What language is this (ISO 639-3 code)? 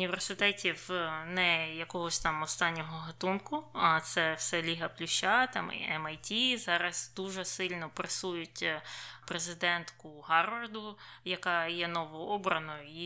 ukr